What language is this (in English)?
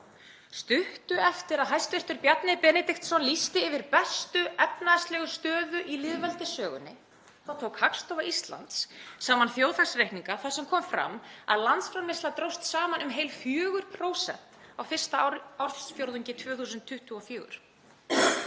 Icelandic